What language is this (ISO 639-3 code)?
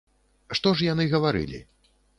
bel